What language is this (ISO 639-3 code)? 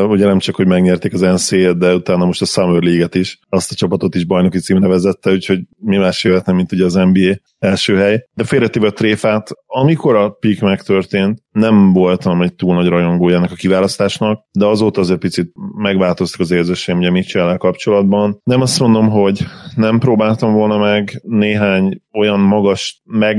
hun